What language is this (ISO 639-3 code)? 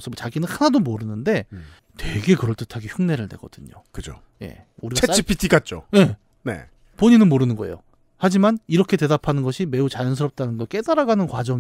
kor